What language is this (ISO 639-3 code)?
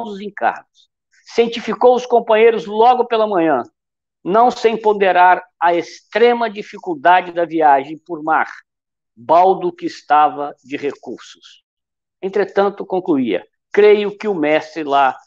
por